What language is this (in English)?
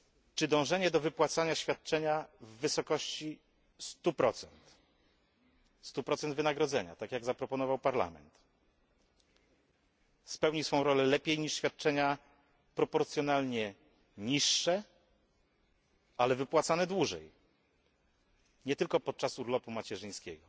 Polish